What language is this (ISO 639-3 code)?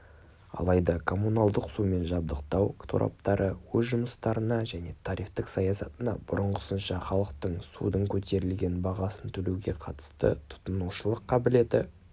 kaz